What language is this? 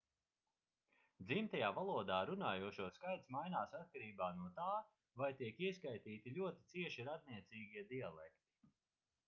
Latvian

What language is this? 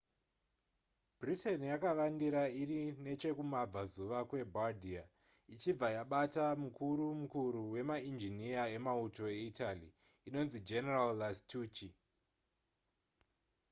Shona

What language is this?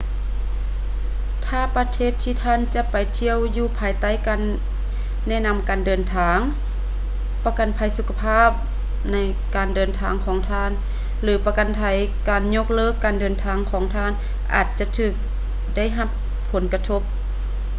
Lao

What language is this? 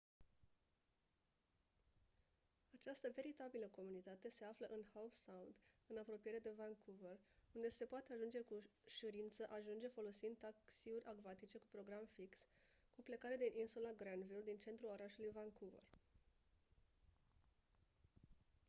Romanian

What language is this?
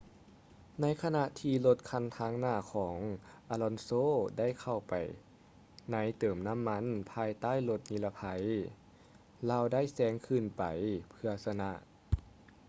Lao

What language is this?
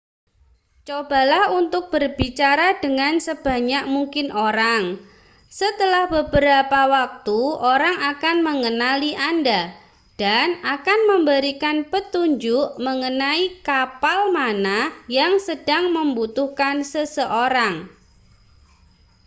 Indonesian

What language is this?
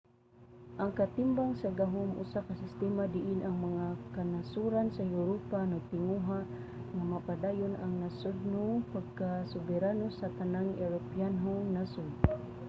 Cebuano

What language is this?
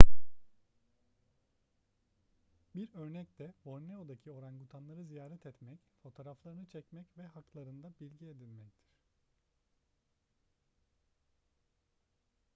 Turkish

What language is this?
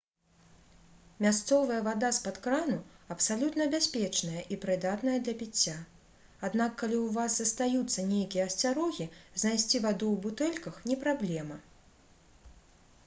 Belarusian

